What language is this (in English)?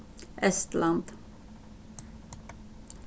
Faroese